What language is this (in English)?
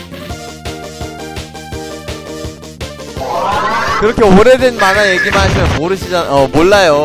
Korean